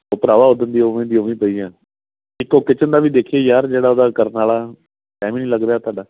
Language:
Punjabi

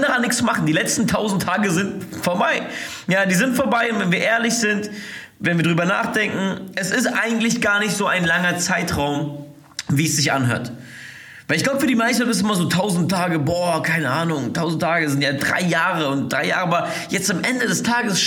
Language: German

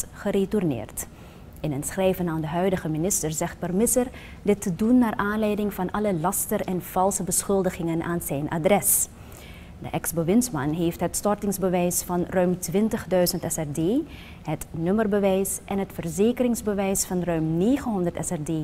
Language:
Dutch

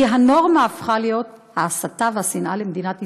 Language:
Hebrew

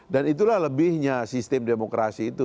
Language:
Indonesian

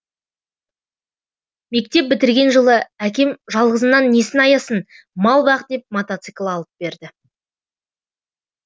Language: Kazakh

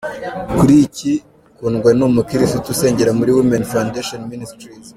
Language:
Kinyarwanda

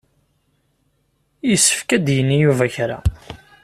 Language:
Kabyle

